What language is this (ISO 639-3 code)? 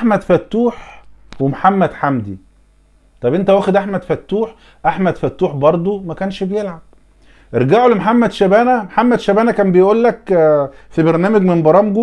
ara